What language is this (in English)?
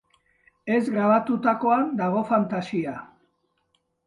Basque